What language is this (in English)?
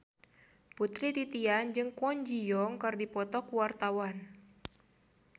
Sundanese